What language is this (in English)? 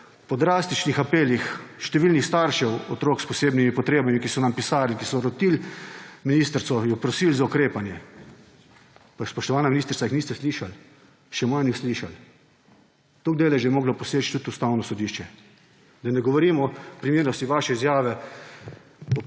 Slovenian